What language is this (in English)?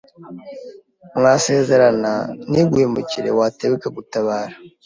Kinyarwanda